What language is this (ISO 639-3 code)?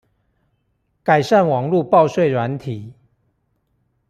zho